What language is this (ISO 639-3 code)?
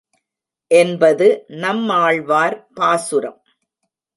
tam